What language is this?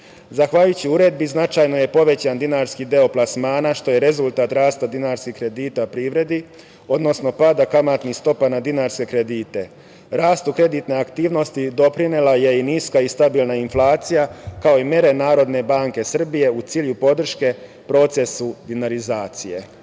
Serbian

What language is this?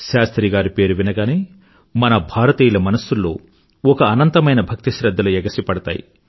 Telugu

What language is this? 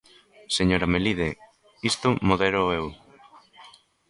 Galician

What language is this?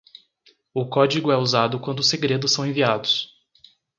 Portuguese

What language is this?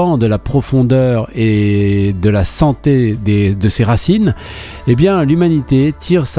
French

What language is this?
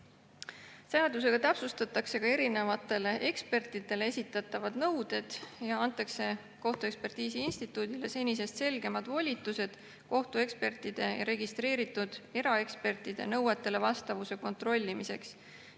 Estonian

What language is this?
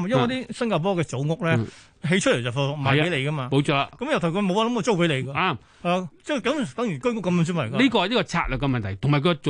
Chinese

